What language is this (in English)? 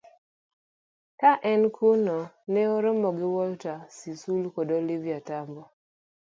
Luo (Kenya and Tanzania)